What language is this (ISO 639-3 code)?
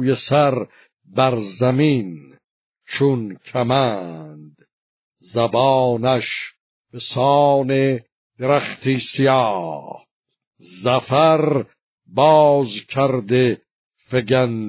fas